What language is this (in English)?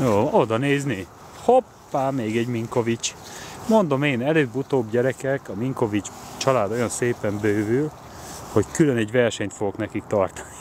Hungarian